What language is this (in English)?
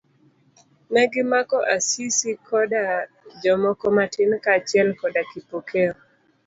Luo (Kenya and Tanzania)